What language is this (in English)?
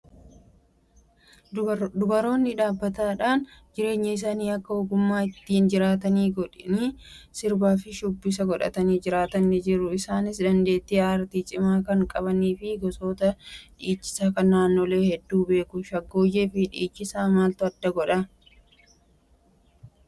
Oromo